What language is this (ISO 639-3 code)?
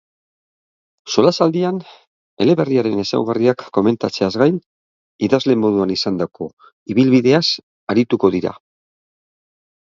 eus